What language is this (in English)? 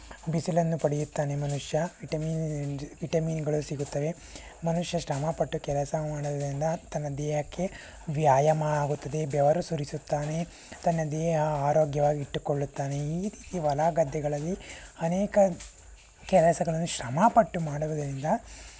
Kannada